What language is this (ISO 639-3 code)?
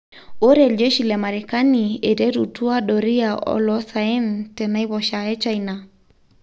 mas